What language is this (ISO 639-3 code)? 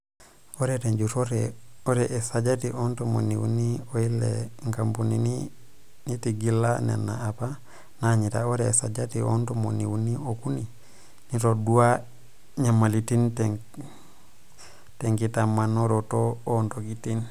mas